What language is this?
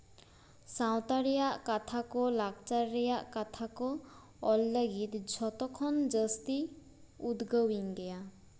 Santali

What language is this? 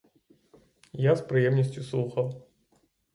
Ukrainian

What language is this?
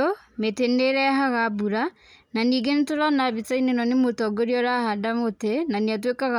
Kikuyu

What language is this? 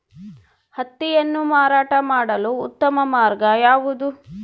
Kannada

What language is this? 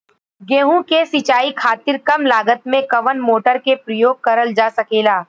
Bhojpuri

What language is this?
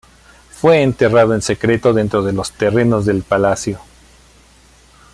Spanish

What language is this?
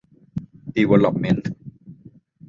Thai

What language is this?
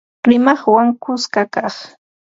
Ambo-Pasco Quechua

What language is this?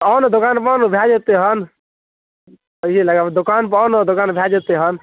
Maithili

